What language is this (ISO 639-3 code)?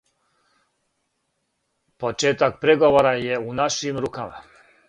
srp